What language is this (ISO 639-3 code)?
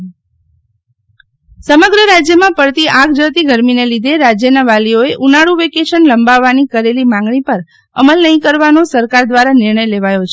guj